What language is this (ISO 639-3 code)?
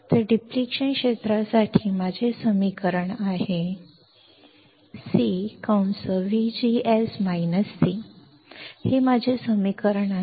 mar